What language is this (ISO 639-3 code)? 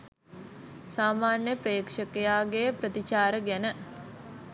sin